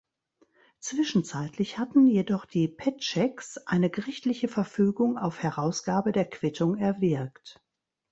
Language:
German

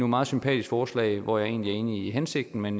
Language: Danish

